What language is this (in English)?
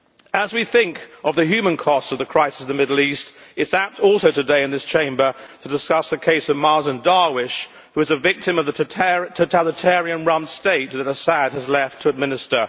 English